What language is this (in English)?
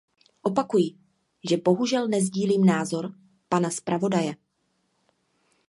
Czech